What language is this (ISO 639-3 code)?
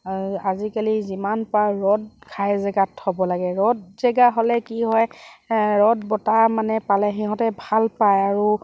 asm